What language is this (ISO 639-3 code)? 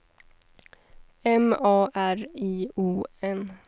swe